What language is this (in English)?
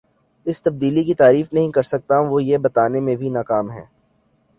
Urdu